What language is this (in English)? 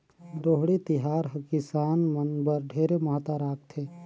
Chhattisgarhi